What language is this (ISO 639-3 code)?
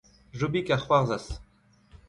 bre